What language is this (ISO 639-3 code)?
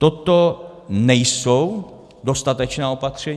ces